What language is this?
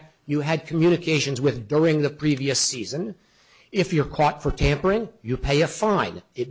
English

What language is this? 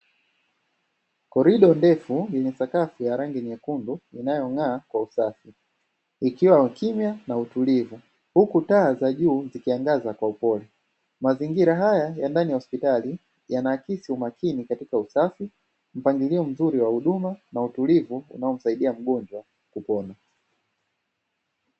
Swahili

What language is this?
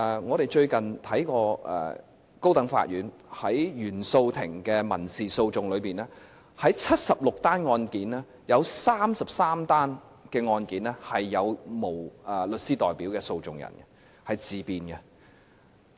Cantonese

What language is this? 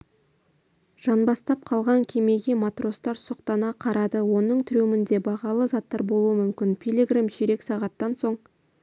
Kazakh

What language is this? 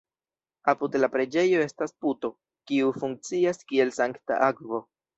Esperanto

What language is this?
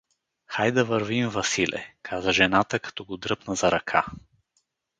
Bulgarian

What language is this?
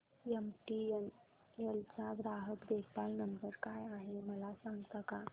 Marathi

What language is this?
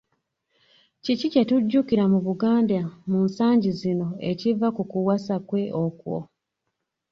Ganda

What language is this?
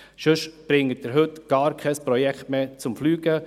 Swiss German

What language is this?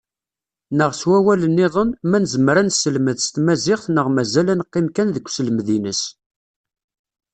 Kabyle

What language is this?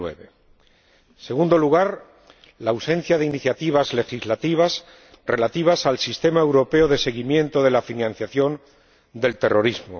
Spanish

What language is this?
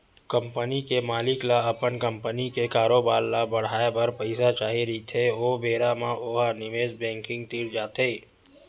Chhattisgarhi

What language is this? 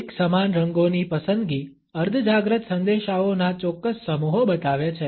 Gujarati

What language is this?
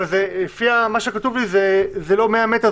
Hebrew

